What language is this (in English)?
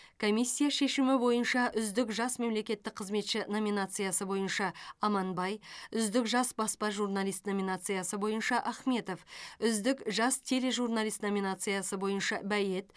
Kazakh